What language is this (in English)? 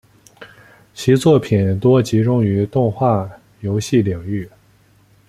Chinese